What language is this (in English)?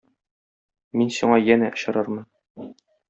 Tatar